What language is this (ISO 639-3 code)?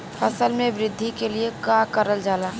bho